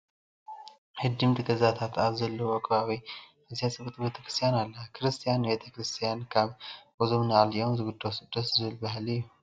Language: Tigrinya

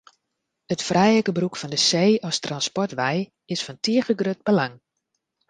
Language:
Western Frisian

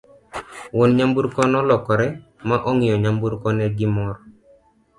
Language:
Luo (Kenya and Tanzania)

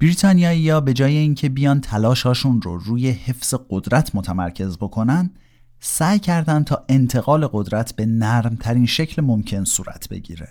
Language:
Persian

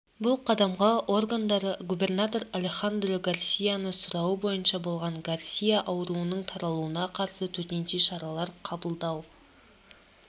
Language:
Kazakh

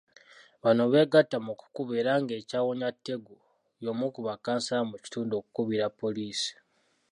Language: Ganda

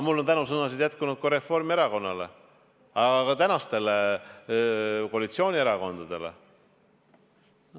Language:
Estonian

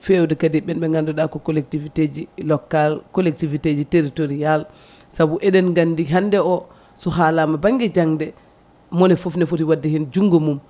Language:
Fula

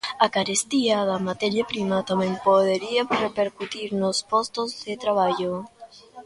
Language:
Galician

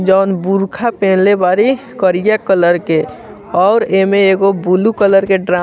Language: Bhojpuri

